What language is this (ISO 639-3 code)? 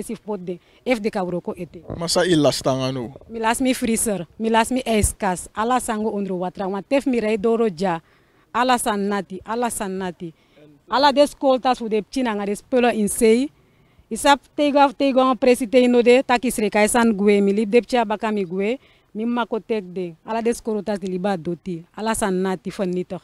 nld